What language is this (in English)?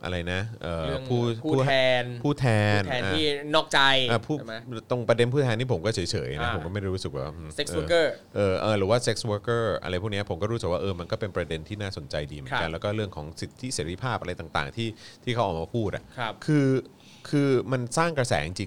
Thai